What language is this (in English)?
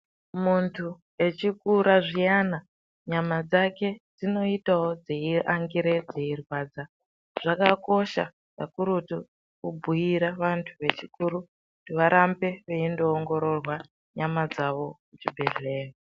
Ndau